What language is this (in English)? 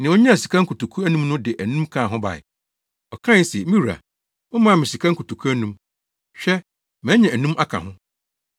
Akan